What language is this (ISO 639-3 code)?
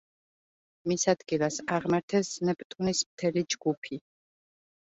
kat